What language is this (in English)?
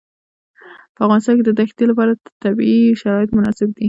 Pashto